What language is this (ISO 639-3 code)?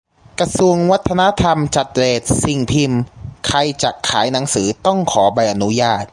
tha